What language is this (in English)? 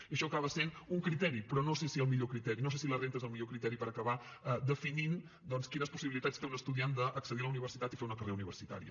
Catalan